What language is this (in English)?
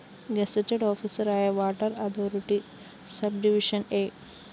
Malayalam